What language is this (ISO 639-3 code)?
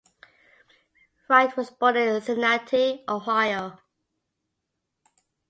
eng